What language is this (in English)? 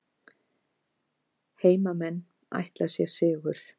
Icelandic